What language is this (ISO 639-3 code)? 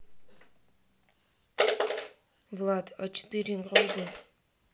rus